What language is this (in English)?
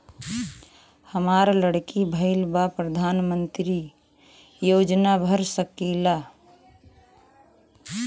Bhojpuri